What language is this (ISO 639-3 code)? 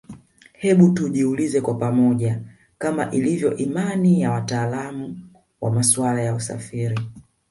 swa